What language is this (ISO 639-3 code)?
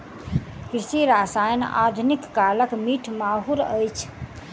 mai